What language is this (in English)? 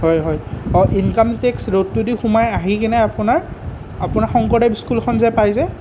Assamese